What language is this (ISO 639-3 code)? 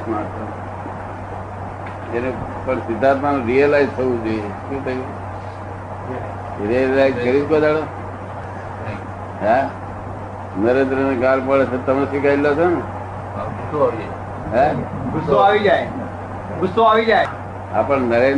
guj